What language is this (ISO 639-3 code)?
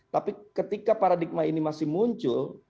ind